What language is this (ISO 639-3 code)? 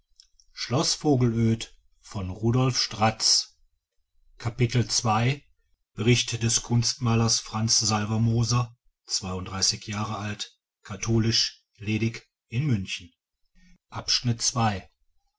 deu